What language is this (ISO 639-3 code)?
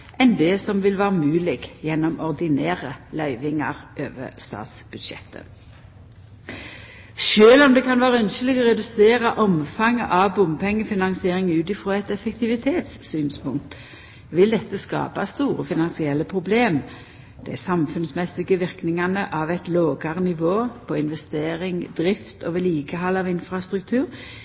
nno